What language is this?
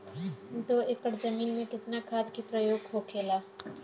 Bhojpuri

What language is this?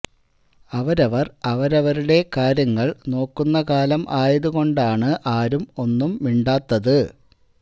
Malayalam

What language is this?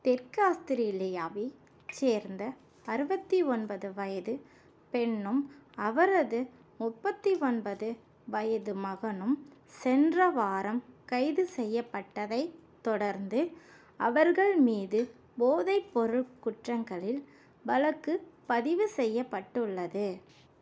Tamil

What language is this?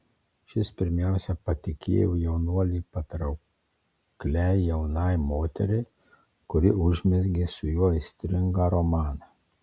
Lithuanian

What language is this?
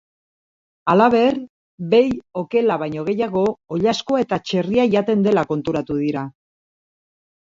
Basque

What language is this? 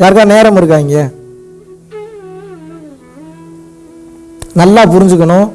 Tamil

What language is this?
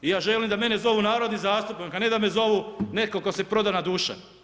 Croatian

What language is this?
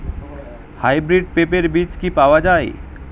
Bangla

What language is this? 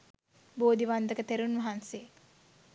Sinhala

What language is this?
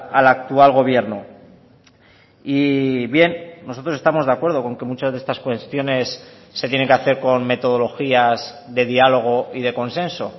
Spanish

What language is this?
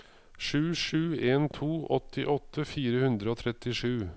Norwegian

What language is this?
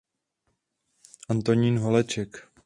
Czech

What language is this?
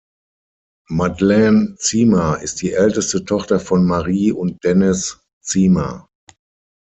German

